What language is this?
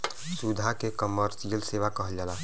Bhojpuri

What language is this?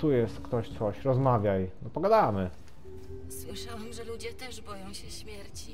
Polish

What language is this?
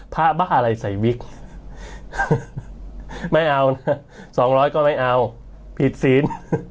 Thai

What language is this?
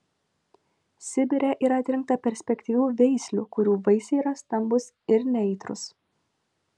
Lithuanian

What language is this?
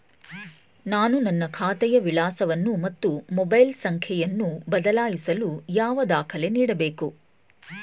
Kannada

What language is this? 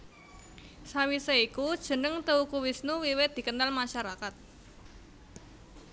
Javanese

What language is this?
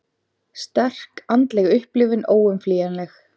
Icelandic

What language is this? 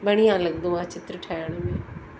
Sindhi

